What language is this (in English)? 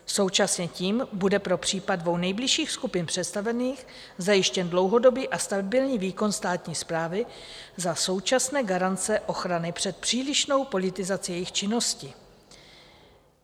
Czech